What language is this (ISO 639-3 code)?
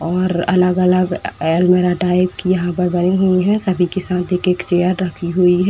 hin